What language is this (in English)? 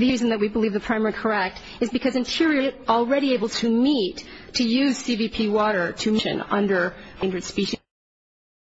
English